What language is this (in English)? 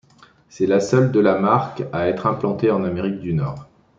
French